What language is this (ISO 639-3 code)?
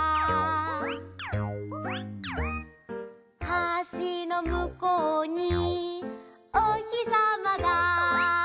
jpn